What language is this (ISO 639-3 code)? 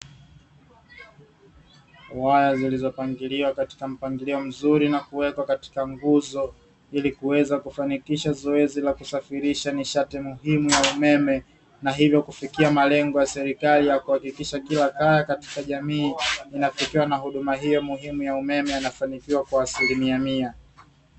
swa